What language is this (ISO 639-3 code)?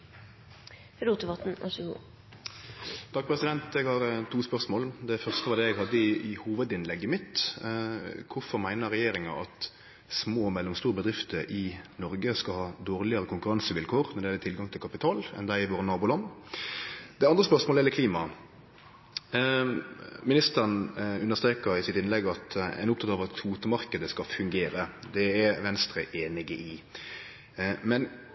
nno